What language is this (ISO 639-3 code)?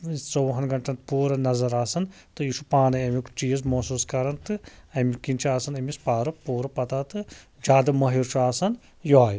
kas